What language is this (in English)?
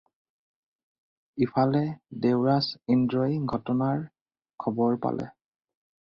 Assamese